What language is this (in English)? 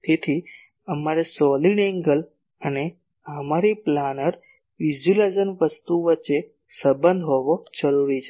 Gujarati